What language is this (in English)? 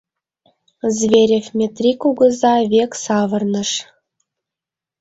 Mari